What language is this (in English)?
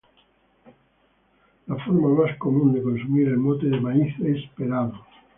Spanish